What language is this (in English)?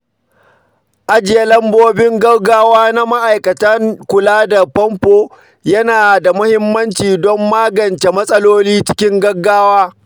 Hausa